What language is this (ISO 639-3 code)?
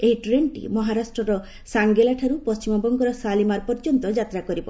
ori